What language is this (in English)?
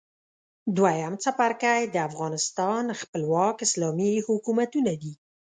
Pashto